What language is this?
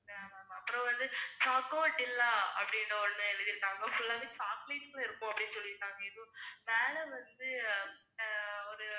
Tamil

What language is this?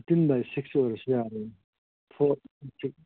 Manipuri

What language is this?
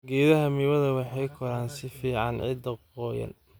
Somali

